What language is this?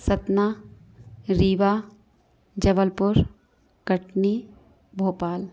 Hindi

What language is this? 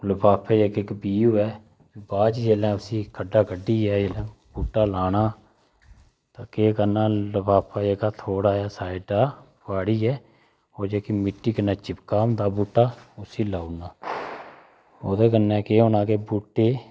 Dogri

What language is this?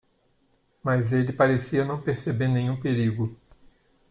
Portuguese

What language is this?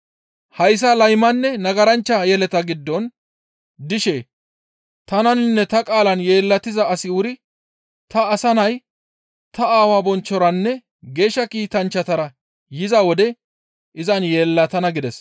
Gamo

